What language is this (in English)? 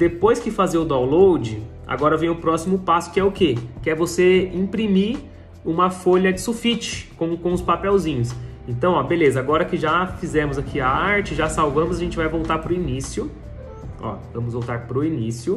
Portuguese